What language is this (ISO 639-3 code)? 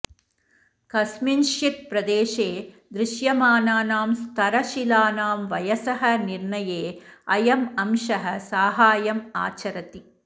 san